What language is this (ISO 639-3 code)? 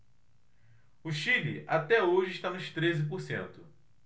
por